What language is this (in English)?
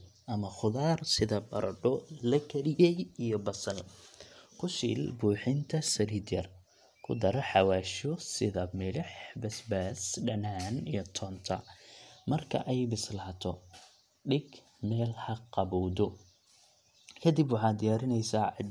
Somali